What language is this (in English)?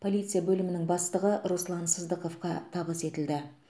Kazakh